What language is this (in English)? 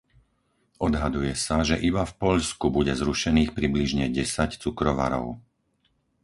Slovak